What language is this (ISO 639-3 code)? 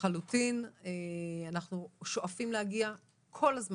heb